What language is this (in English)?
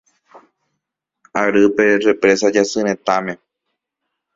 Guarani